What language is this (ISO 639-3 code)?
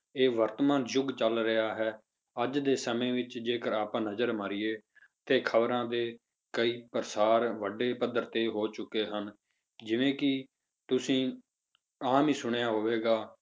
pan